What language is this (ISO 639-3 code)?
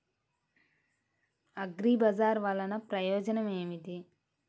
tel